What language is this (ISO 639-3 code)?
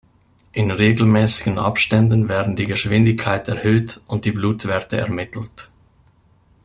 deu